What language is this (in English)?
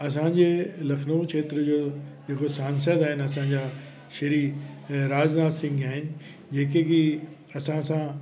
Sindhi